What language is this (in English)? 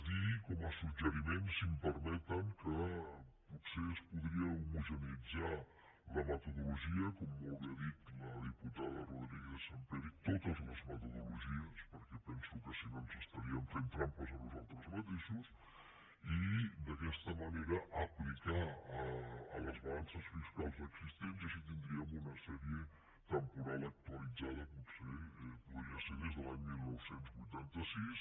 Catalan